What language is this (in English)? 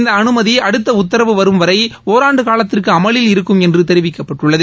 Tamil